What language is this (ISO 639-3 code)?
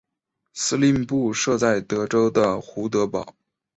zho